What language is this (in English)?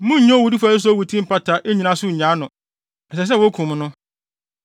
Akan